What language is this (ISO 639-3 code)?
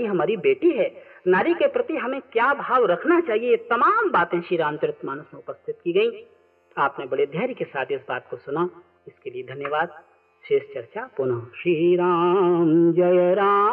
hin